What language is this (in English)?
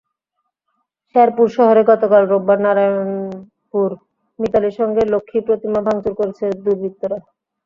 Bangla